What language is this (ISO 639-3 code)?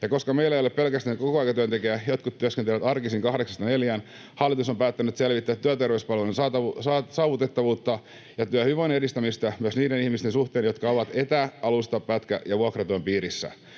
fin